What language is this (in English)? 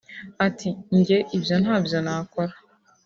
Kinyarwanda